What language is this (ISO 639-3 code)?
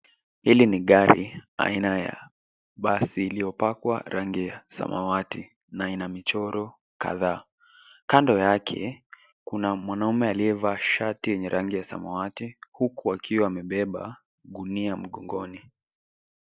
swa